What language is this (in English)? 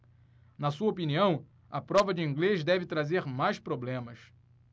Portuguese